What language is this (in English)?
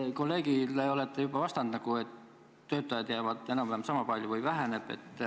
Estonian